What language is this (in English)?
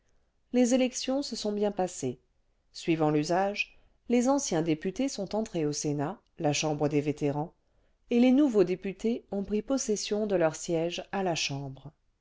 French